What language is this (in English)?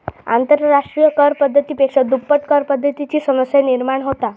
Marathi